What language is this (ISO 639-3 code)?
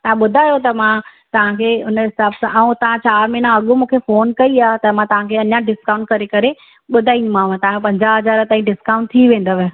snd